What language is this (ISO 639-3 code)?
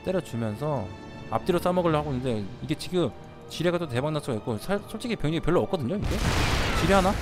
kor